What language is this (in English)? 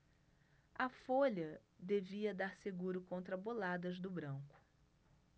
Portuguese